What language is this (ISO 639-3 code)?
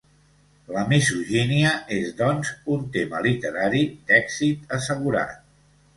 cat